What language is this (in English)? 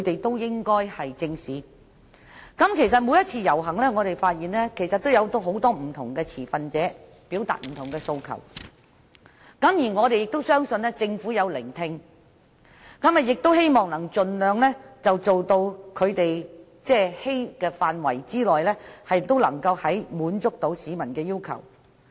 Cantonese